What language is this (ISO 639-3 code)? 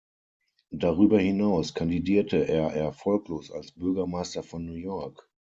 deu